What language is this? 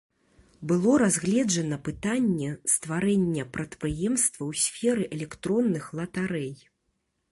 Belarusian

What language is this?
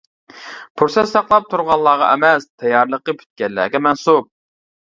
Uyghur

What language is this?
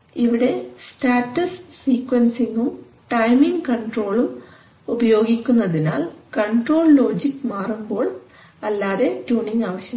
Malayalam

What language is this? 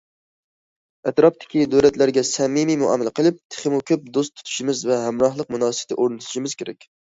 Uyghur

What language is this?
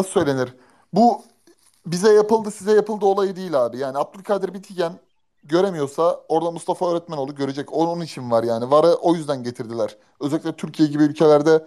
Turkish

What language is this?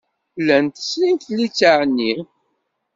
Kabyle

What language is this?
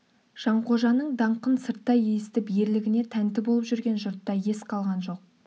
Kazakh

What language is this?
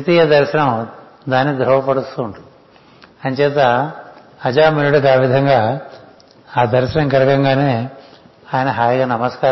Telugu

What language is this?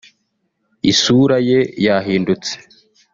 Kinyarwanda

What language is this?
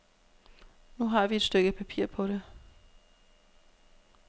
Danish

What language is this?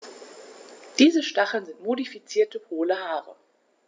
German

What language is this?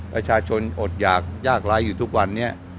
Thai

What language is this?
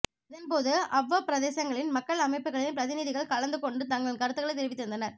Tamil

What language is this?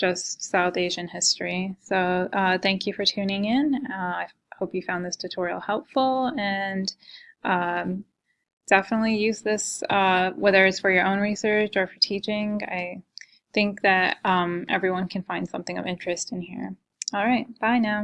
English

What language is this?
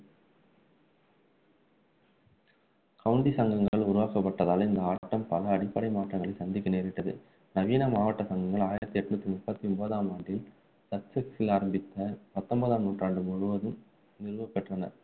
Tamil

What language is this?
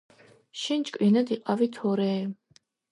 Georgian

